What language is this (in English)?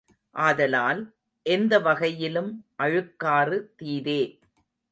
Tamil